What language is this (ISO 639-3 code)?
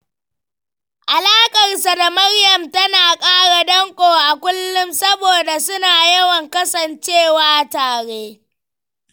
hau